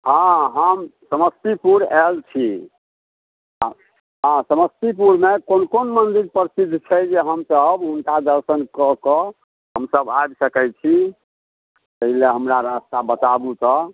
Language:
Maithili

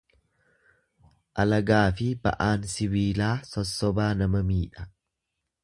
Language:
Oromo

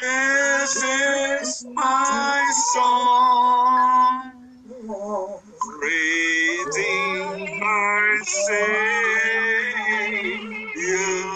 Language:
English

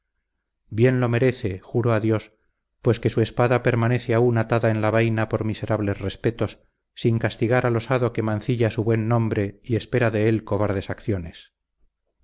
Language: Spanish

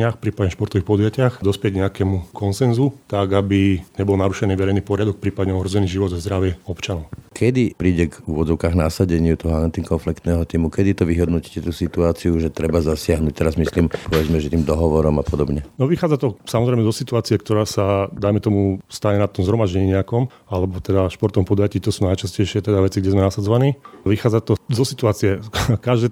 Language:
Slovak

